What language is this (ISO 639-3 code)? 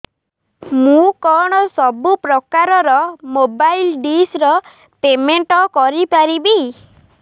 ori